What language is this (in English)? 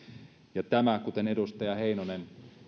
Finnish